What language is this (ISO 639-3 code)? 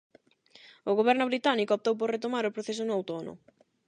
glg